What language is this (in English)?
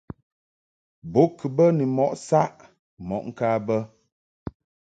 Mungaka